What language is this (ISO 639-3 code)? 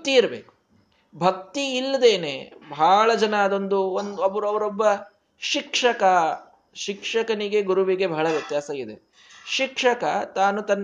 kan